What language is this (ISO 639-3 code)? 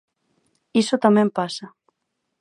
glg